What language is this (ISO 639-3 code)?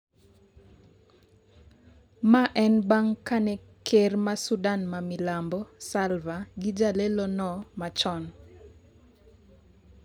luo